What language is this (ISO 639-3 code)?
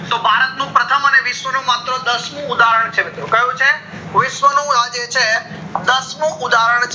guj